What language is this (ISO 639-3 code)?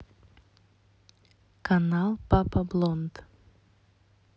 rus